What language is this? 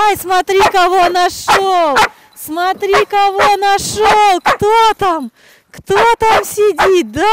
Russian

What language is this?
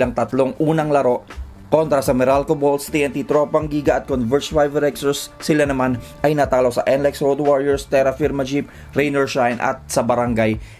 Filipino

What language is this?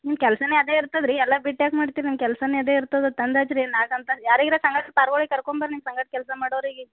Kannada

